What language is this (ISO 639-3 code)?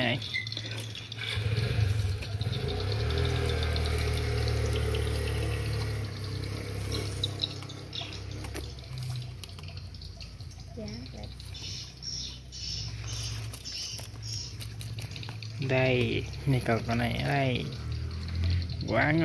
vie